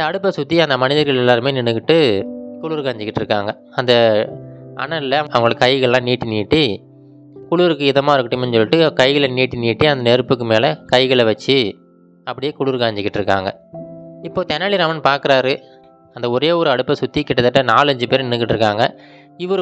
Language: Tamil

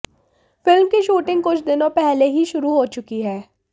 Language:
Hindi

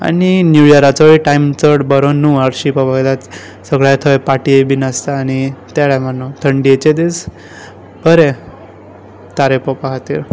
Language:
Konkani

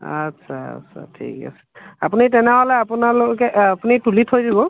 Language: Assamese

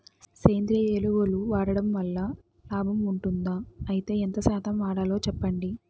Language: Telugu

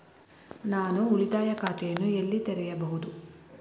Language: Kannada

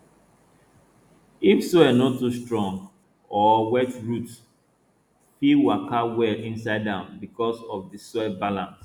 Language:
Nigerian Pidgin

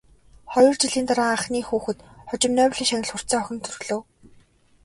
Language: Mongolian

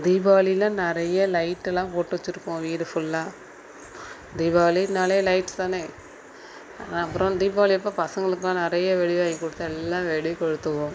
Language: Tamil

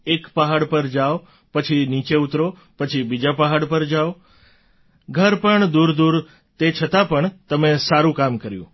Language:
Gujarati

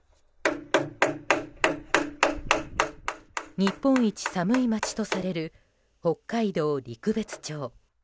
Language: Japanese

